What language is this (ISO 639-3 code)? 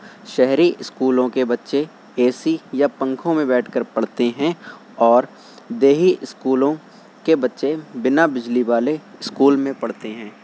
urd